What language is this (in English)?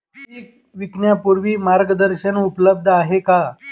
Marathi